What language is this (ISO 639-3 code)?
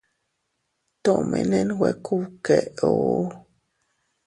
cut